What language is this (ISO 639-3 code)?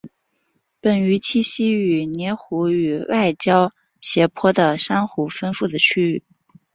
zho